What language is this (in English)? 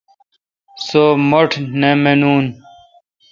Kalkoti